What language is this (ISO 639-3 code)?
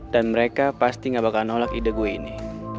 ind